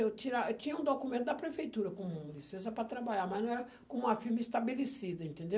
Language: Portuguese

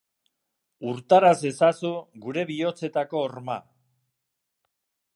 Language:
Basque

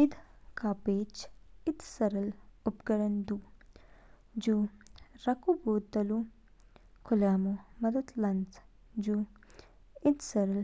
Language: Kinnauri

